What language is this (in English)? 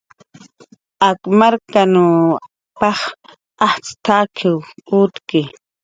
Jaqaru